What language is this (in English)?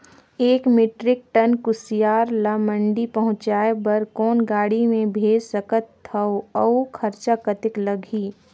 Chhattisgarhi